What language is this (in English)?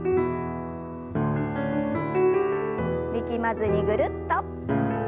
Japanese